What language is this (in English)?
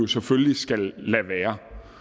Danish